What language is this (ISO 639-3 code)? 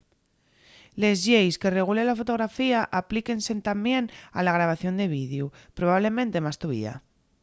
ast